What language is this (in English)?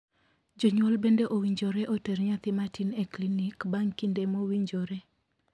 Luo (Kenya and Tanzania)